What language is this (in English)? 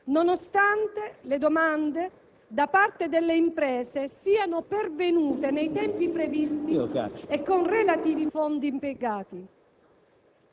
Italian